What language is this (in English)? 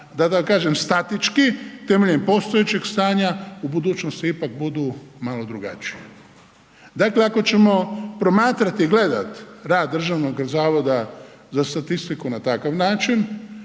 Croatian